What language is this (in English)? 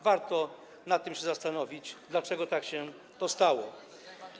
Polish